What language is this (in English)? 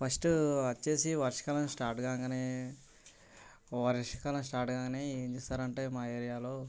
Telugu